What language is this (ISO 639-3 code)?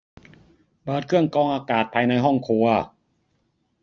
tha